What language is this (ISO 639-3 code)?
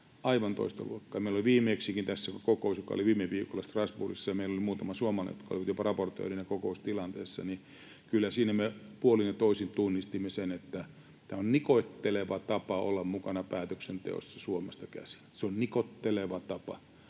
fin